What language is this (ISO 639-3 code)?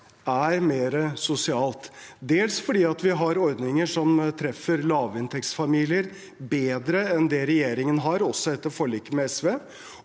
nor